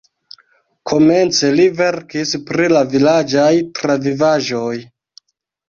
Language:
Esperanto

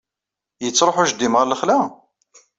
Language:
Kabyle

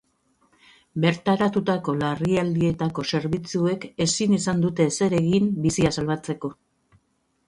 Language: Basque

